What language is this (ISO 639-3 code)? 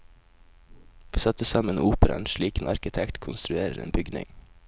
nor